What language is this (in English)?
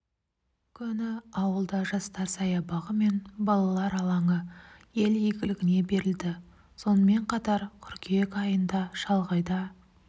Kazakh